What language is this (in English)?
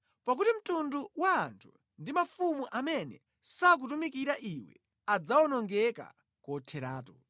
Nyanja